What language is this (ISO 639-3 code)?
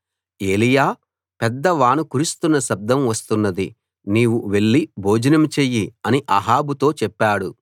tel